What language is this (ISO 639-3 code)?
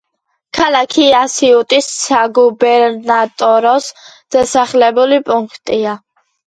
kat